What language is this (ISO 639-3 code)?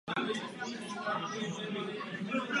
ces